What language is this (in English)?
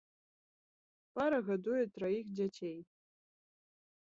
Belarusian